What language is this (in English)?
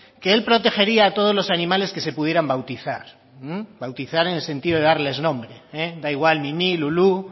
Spanish